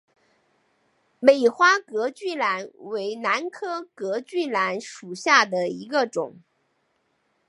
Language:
Chinese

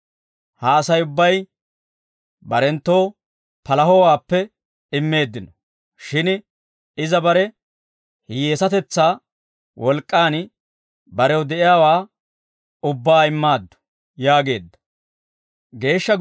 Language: Dawro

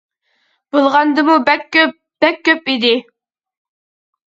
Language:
Uyghur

